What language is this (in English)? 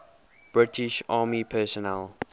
English